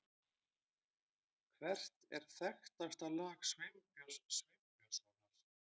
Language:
Icelandic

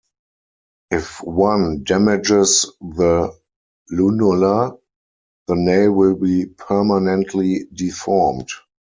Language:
English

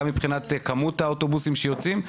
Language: Hebrew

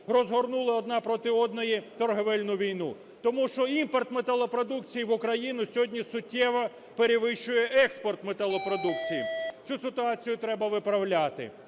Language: Ukrainian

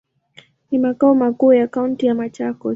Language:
Swahili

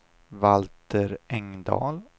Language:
Swedish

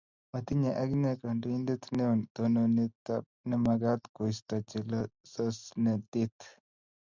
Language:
Kalenjin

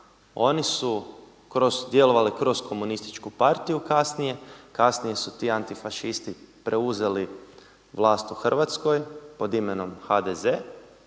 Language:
Croatian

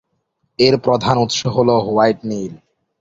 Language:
Bangla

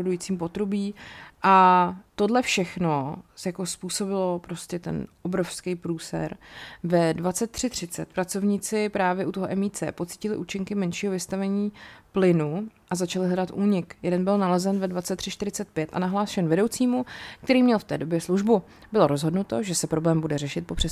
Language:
Czech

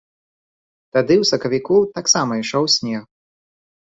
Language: Belarusian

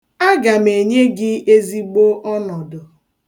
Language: Igbo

